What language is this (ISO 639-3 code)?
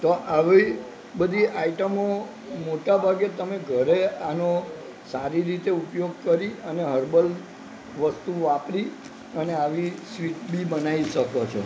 guj